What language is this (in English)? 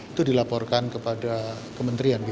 Indonesian